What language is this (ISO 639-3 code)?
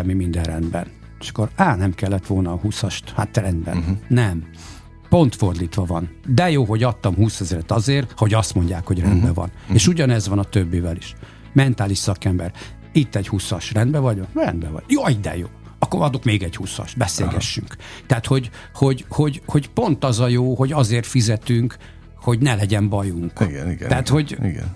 hun